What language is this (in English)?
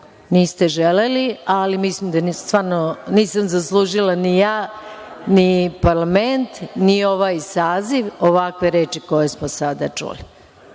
Serbian